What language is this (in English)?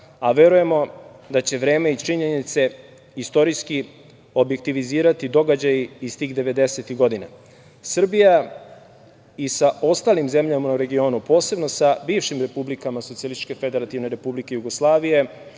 Serbian